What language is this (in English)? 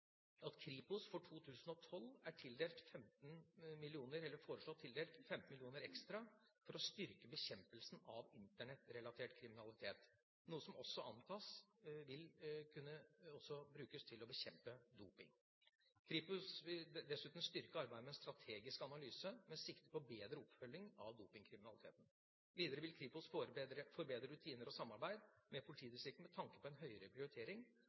Norwegian Bokmål